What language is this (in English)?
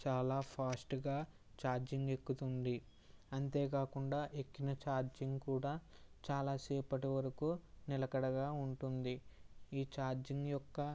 Telugu